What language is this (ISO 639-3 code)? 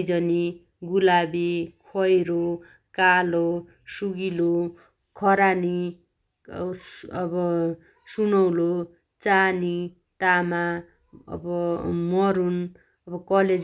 dty